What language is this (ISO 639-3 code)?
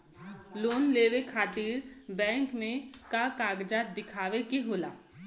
bho